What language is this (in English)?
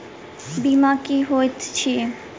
Maithili